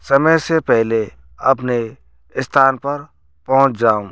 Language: Hindi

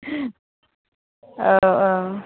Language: Bodo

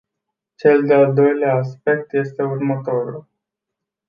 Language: Romanian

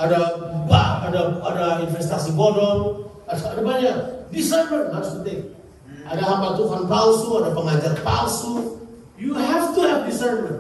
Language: Indonesian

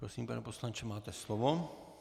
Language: Czech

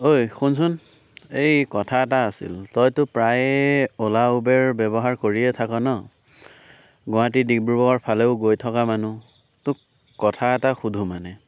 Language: Assamese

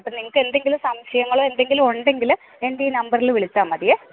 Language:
Malayalam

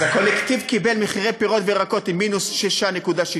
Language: Hebrew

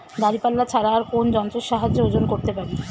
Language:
Bangla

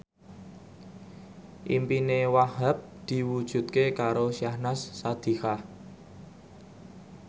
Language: Javanese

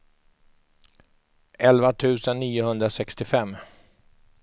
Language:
Swedish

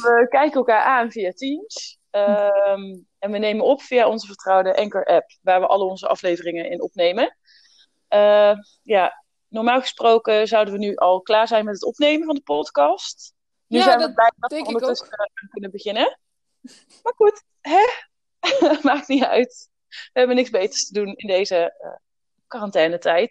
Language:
Dutch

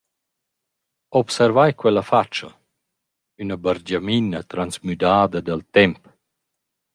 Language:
Romansh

